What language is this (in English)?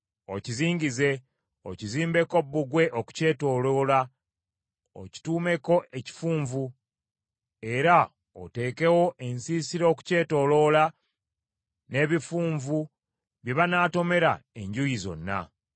Ganda